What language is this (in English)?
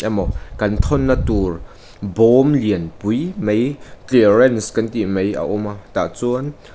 Mizo